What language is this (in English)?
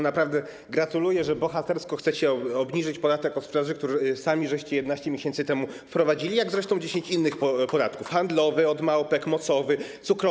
Polish